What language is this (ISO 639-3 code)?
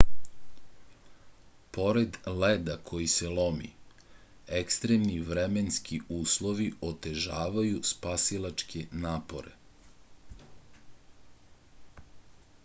srp